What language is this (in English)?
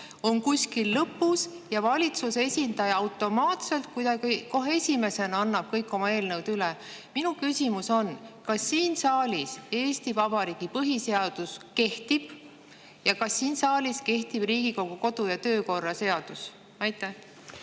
Estonian